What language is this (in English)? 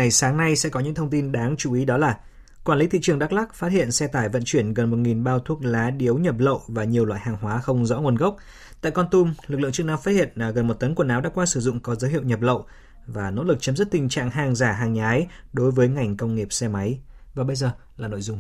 Vietnamese